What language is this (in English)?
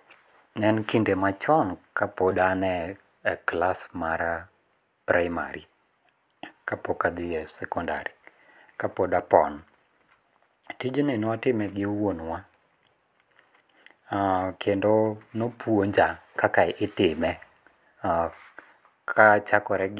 Luo (Kenya and Tanzania)